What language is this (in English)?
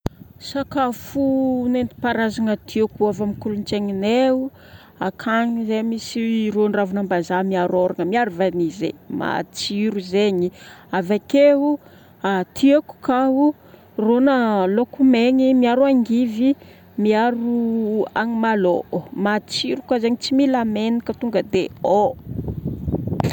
Northern Betsimisaraka Malagasy